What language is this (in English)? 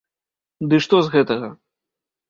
Belarusian